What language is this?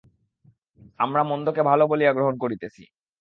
Bangla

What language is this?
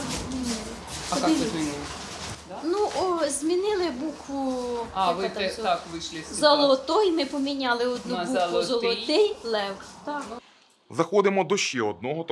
Ukrainian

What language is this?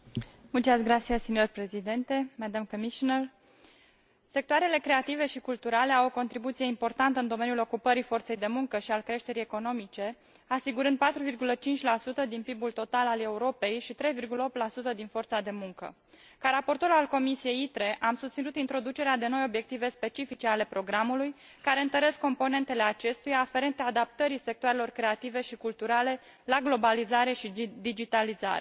Romanian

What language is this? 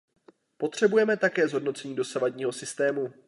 Czech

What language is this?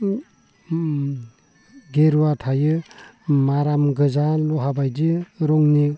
Bodo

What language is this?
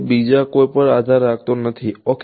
Gujarati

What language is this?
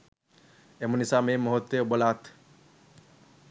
Sinhala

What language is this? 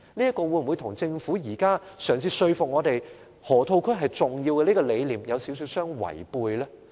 Cantonese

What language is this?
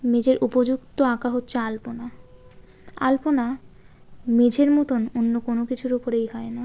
Bangla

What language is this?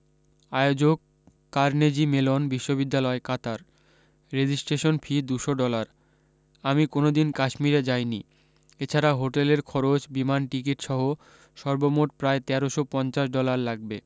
Bangla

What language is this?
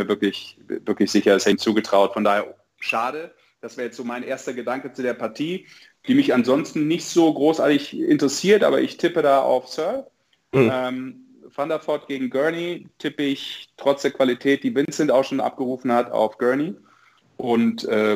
German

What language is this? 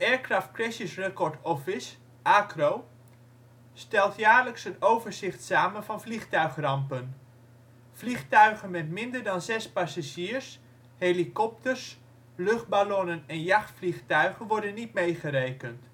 Dutch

